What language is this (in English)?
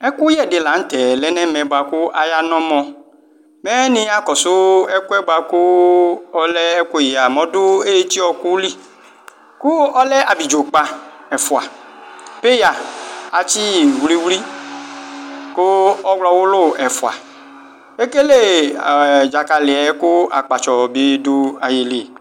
Ikposo